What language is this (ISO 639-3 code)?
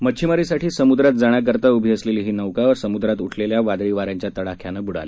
mar